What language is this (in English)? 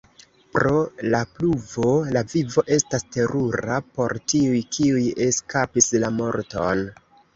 Esperanto